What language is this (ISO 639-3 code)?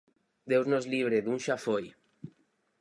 glg